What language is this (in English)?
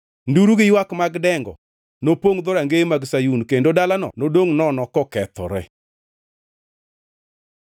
Luo (Kenya and Tanzania)